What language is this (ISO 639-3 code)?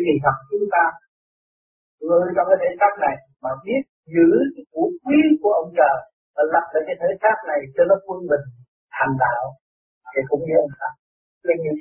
vie